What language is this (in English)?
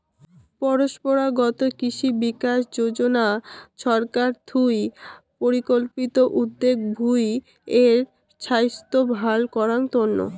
Bangla